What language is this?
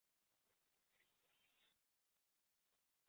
Chinese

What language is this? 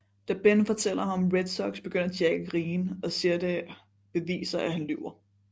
Danish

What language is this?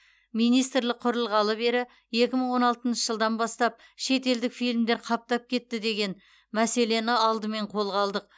Kazakh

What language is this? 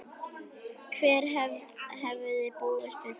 Icelandic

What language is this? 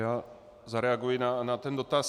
Czech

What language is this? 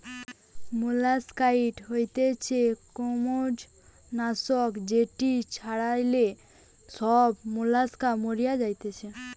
Bangla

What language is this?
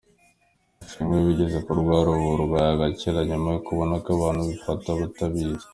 Kinyarwanda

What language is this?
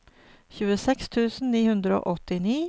Norwegian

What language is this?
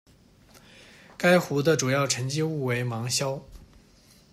Chinese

